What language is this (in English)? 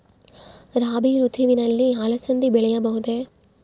Kannada